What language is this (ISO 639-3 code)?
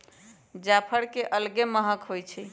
mag